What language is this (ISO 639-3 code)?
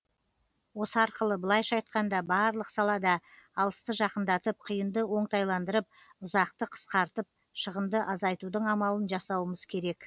kaz